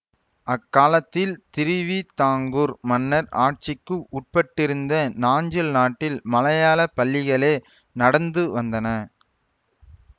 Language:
Tamil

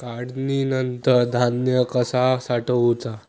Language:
Marathi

